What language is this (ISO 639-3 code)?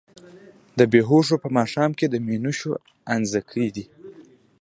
pus